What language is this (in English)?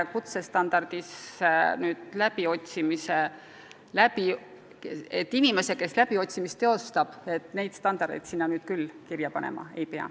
Estonian